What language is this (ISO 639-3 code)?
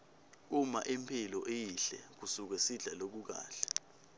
ssw